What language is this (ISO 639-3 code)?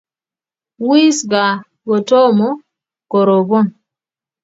kln